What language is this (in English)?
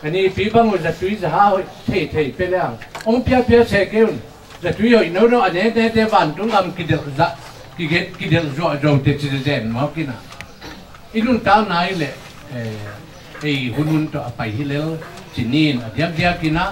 Thai